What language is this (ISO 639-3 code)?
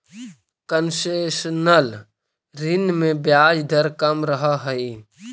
mag